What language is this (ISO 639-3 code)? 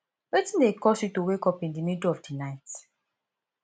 pcm